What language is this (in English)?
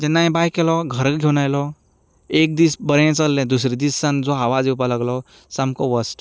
Konkani